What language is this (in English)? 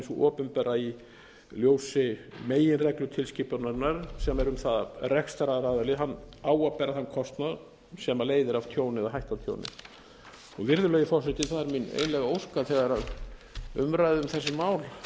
Icelandic